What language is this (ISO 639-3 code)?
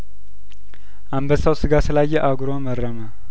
amh